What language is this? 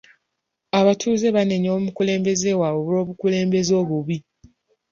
Ganda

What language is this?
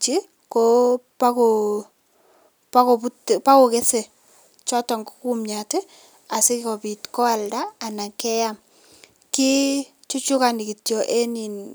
Kalenjin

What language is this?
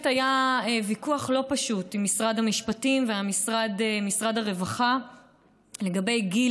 Hebrew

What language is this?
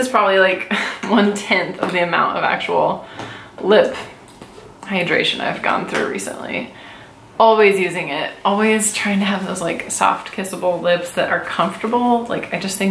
English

